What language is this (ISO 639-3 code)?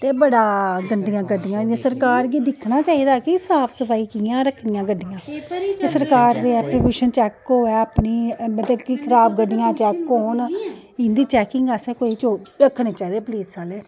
doi